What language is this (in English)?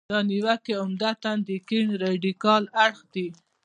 Pashto